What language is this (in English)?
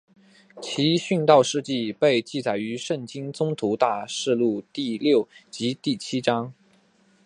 Chinese